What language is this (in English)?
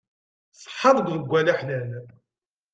Kabyle